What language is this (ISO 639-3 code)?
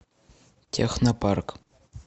rus